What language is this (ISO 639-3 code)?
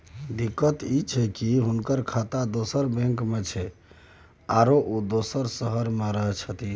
mai